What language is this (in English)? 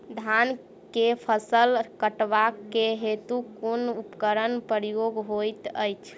Maithili